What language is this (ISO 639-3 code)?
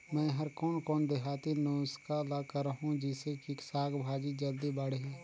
hne